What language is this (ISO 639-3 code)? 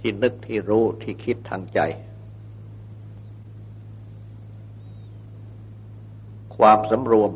tha